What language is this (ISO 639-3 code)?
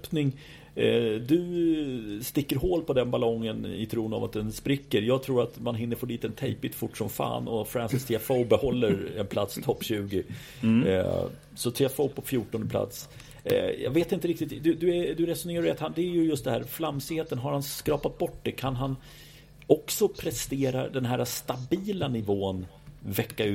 swe